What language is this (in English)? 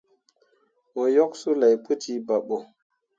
Mundang